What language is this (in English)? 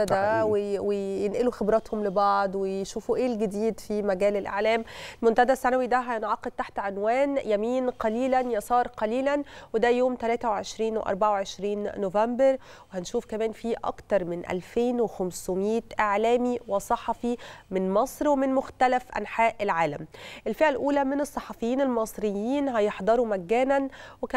Arabic